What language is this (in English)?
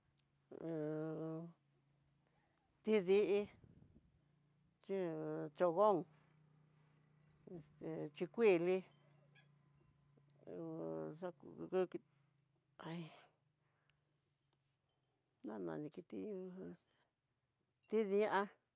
Tidaá Mixtec